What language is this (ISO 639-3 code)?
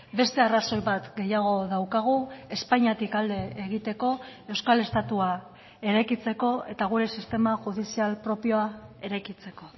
eus